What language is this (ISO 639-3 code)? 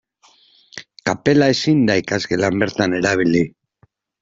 eus